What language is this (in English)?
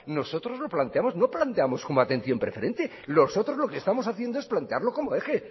Spanish